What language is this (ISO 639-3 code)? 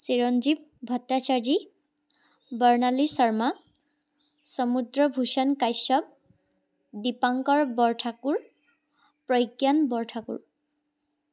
asm